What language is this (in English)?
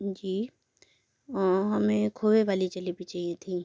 Hindi